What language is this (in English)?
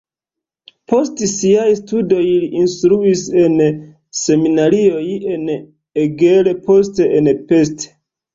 Esperanto